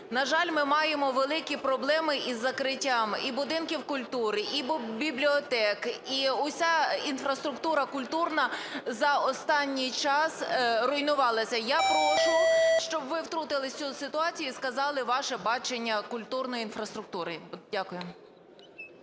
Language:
Ukrainian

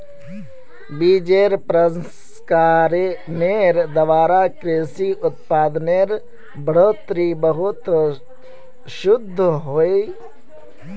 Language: Magahi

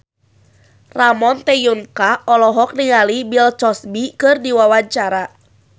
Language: Sundanese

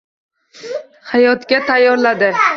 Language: Uzbek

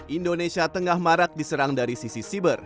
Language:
Indonesian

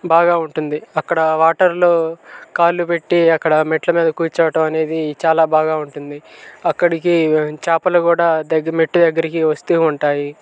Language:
Telugu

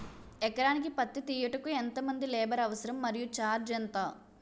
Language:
Telugu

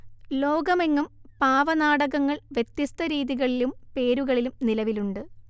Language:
Malayalam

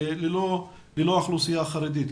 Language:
Hebrew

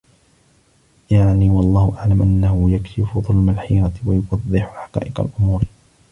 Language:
Arabic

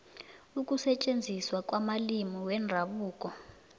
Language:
South Ndebele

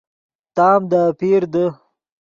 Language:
Yidgha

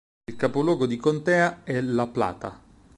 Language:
Italian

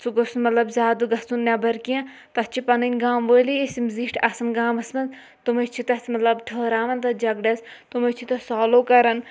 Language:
Kashmiri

